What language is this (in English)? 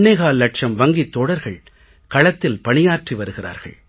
Tamil